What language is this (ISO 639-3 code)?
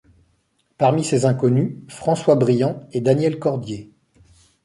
fra